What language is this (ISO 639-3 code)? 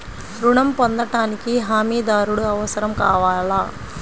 tel